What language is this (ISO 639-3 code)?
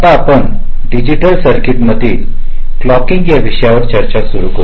mar